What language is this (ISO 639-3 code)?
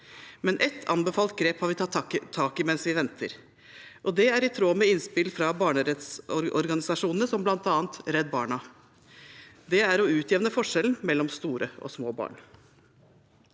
nor